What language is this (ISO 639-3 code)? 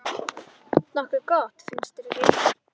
isl